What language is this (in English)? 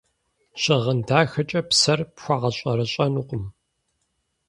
Kabardian